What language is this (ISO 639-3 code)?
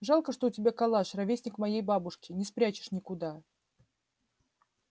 rus